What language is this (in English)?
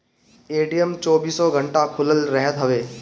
Bhojpuri